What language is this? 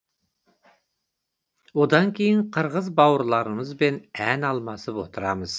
Kazakh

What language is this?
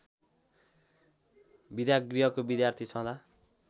Nepali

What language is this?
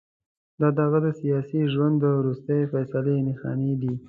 Pashto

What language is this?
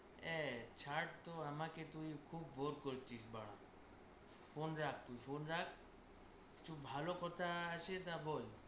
Bangla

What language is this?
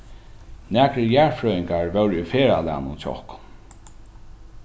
Faroese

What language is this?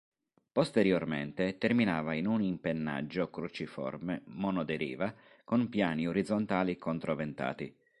Italian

